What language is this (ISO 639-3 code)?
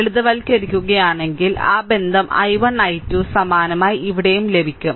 mal